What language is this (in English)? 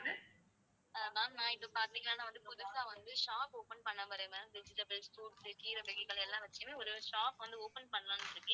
Tamil